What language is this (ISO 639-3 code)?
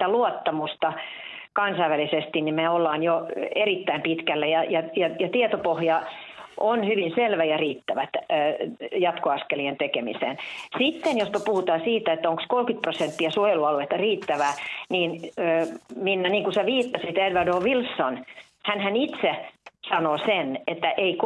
fin